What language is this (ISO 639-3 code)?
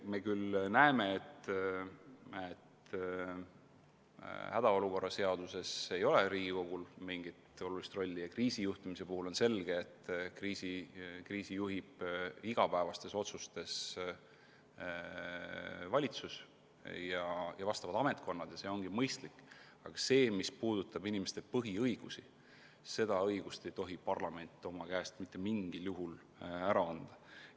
est